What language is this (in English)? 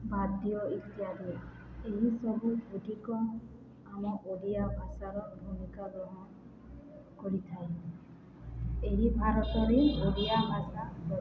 Odia